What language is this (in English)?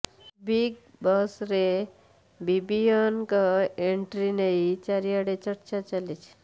Odia